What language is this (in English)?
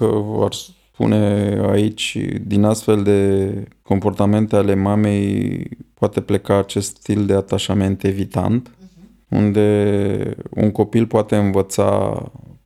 Romanian